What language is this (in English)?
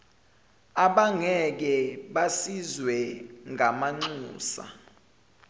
Zulu